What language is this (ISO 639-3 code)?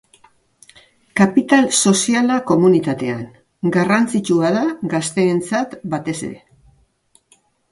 eus